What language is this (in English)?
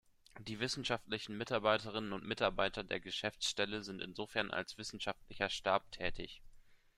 German